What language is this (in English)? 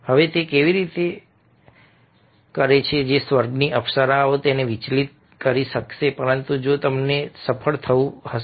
Gujarati